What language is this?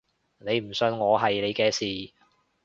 Cantonese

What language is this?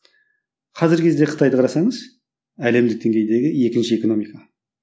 Kazakh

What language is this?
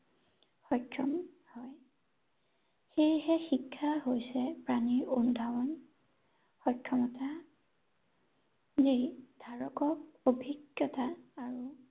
Assamese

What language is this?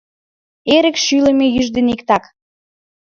Mari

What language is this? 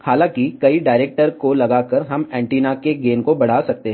Hindi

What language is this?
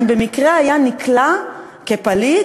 Hebrew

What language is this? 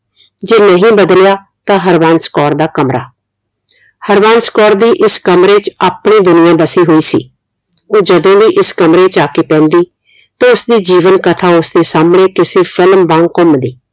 Punjabi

